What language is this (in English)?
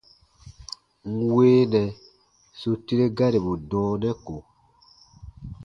Baatonum